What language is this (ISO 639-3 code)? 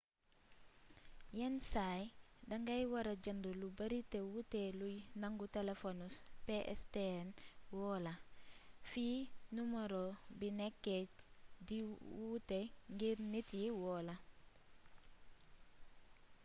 wol